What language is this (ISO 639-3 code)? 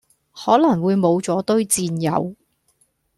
yue